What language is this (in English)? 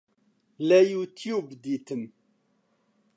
Central Kurdish